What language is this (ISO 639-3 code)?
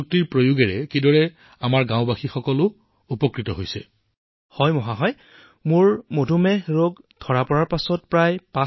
asm